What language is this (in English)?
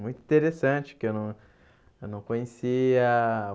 Portuguese